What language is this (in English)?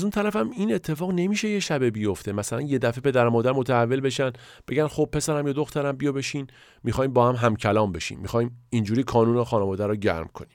Persian